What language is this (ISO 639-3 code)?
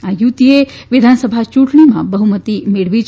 guj